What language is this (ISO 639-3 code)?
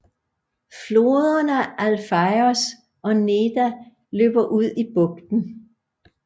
dan